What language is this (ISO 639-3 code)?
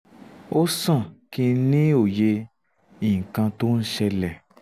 yor